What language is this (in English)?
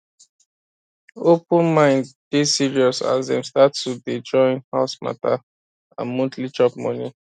Nigerian Pidgin